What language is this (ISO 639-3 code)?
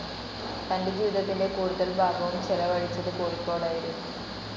mal